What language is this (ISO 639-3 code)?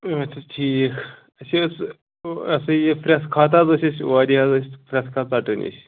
kas